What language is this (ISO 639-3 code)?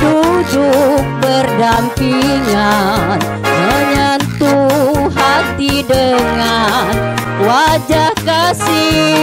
ind